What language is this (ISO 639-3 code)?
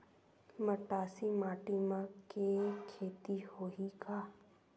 hne